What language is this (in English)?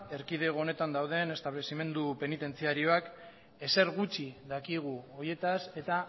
Basque